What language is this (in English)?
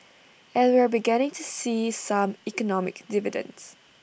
English